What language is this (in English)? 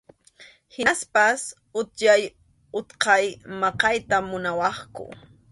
Arequipa-La Unión Quechua